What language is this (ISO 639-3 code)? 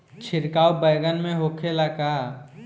bho